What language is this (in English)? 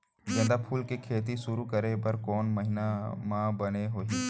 Chhattisgarhi